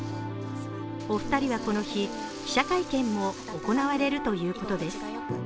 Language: Japanese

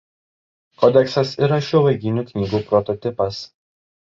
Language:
Lithuanian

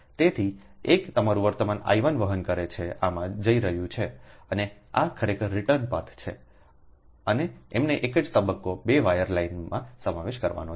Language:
Gujarati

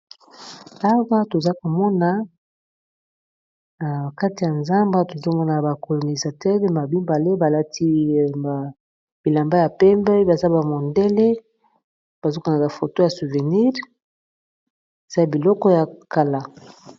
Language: Lingala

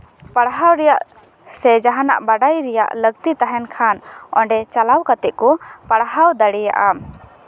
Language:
Santali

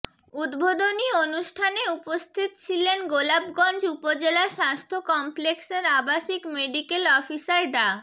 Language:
Bangla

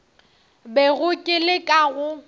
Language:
Northern Sotho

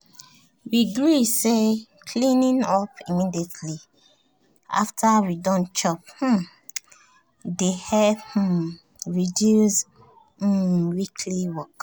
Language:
Nigerian Pidgin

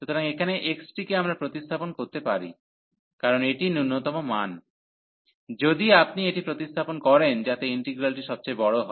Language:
Bangla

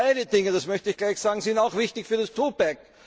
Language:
German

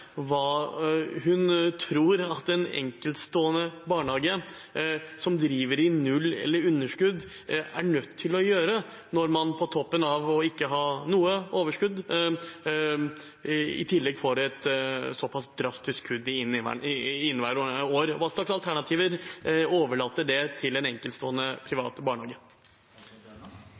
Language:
Norwegian Bokmål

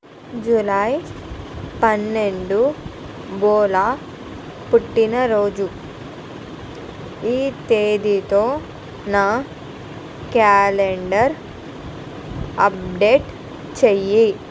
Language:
Telugu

